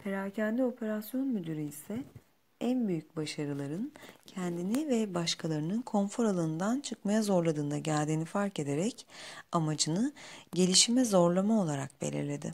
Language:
Turkish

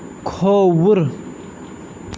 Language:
Kashmiri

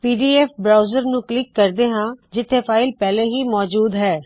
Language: Punjabi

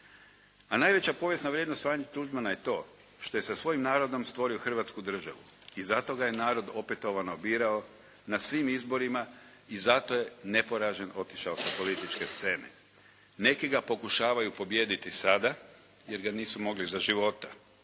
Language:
Croatian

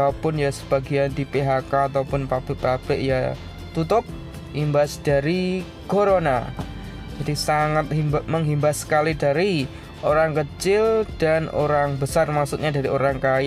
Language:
Indonesian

